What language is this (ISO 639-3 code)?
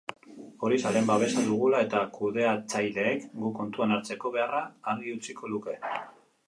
eus